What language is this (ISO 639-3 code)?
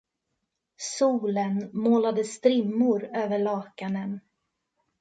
swe